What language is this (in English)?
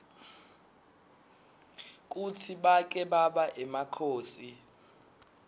Swati